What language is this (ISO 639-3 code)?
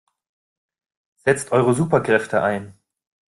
deu